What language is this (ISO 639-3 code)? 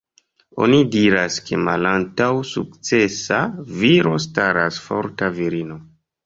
epo